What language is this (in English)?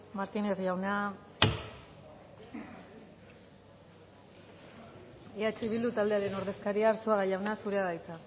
Basque